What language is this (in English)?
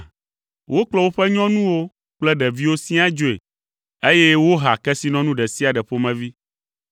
Ewe